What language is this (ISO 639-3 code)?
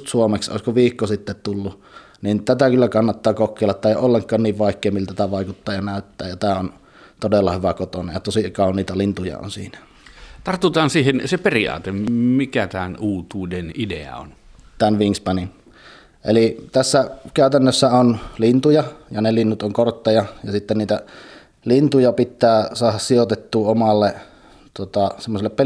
fin